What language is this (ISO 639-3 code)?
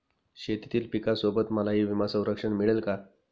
mar